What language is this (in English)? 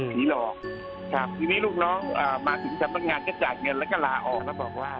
Thai